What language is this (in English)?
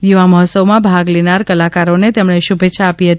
Gujarati